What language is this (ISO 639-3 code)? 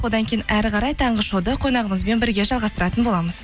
kaz